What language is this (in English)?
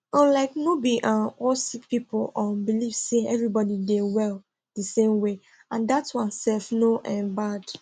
Nigerian Pidgin